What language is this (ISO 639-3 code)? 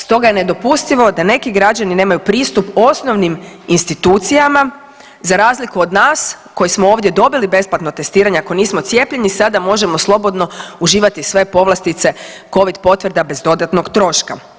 hrv